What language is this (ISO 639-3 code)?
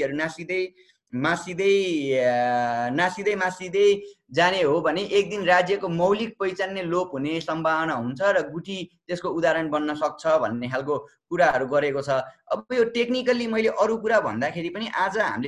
kan